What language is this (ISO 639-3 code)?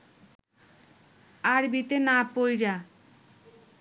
ben